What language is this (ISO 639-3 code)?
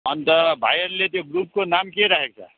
nep